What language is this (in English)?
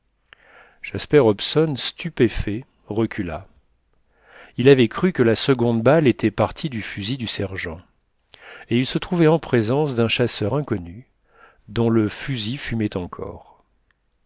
French